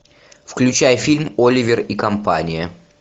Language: Russian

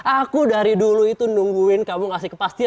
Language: Indonesian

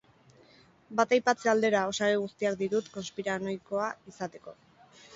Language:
Basque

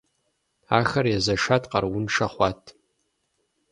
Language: Kabardian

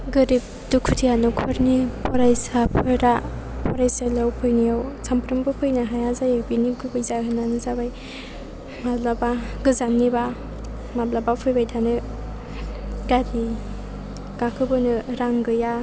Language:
Bodo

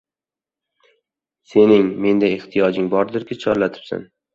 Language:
Uzbek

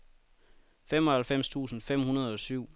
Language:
Danish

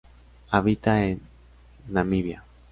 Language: Spanish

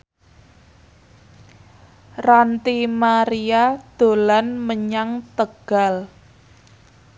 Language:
Javanese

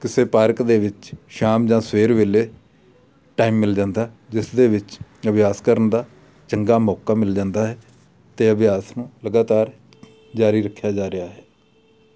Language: Punjabi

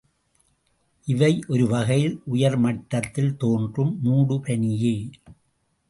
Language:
Tamil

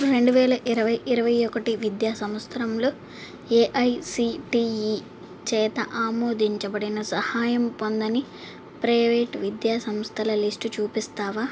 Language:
Telugu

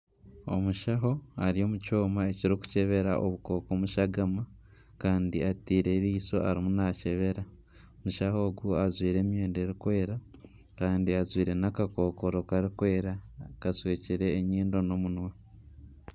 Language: Nyankole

